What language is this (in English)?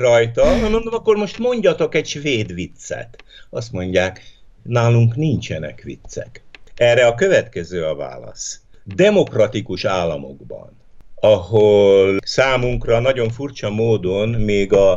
Hungarian